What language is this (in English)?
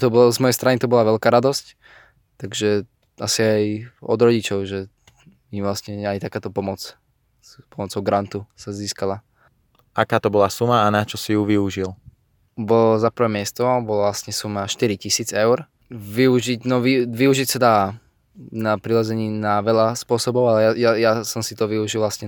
Slovak